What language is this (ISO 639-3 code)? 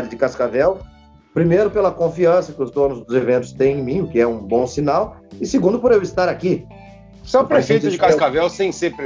por